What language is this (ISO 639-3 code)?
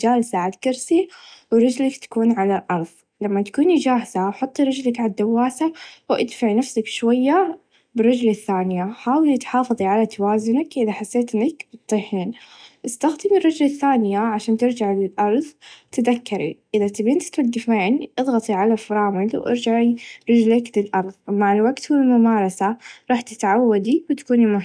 ars